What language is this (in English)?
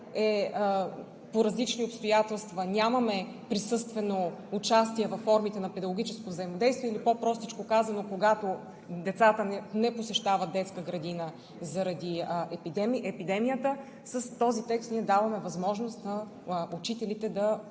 Bulgarian